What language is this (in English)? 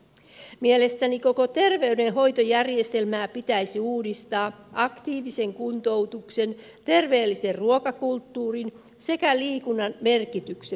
Finnish